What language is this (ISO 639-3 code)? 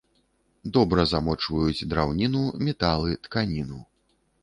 bel